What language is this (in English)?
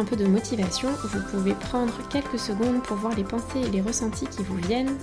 French